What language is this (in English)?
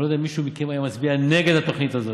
Hebrew